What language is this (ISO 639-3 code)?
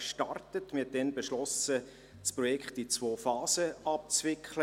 gsw